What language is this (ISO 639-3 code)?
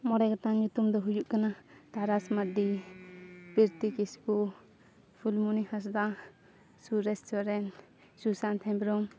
sat